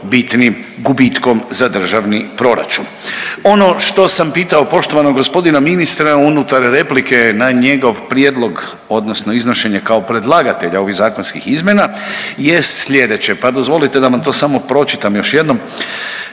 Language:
Croatian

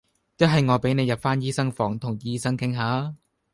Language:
Cantonese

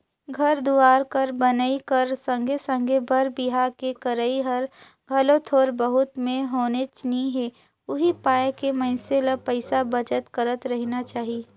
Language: Chhattisgarhi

